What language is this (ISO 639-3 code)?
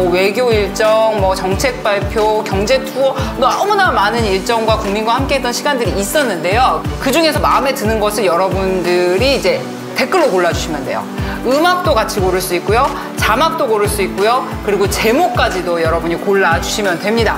kor